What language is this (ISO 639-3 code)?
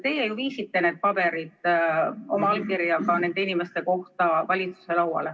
est